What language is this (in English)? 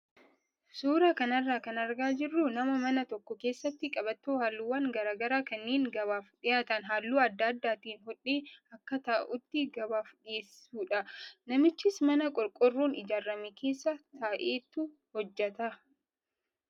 Oromo